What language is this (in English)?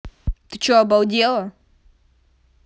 Russian